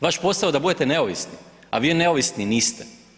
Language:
Croatian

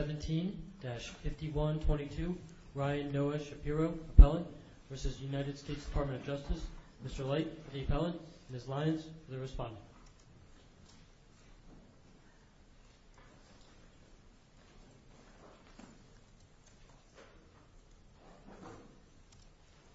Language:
English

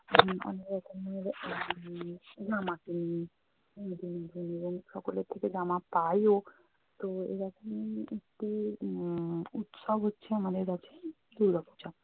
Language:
Bangla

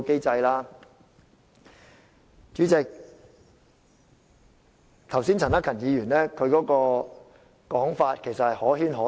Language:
Cantonese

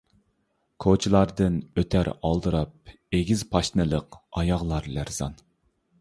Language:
Uyghur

